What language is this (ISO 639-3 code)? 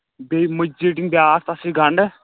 kas